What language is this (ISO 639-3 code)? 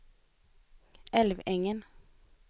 swe